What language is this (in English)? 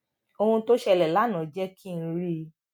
Yoruba